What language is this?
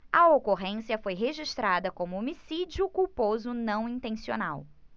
Portuguese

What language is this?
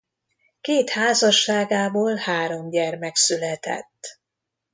Hungarian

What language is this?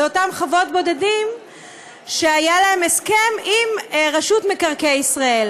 Hebrew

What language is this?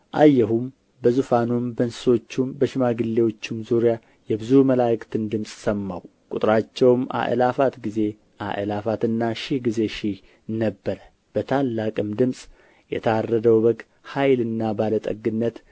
Amharic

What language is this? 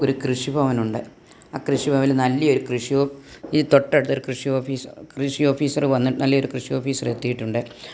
Malayalam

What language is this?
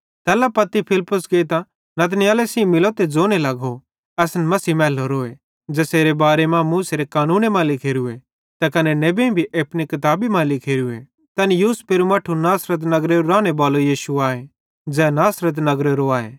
Bhadrawahi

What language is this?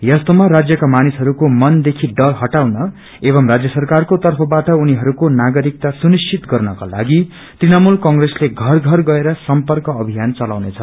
Nepali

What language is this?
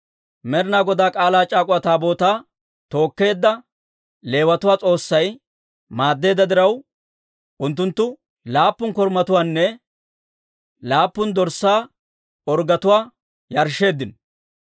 Dawro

